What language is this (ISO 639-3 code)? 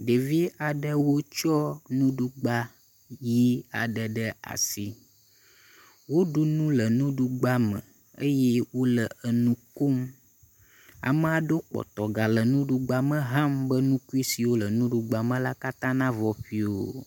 ewe